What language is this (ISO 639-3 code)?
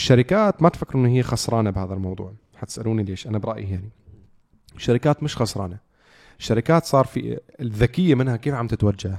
ara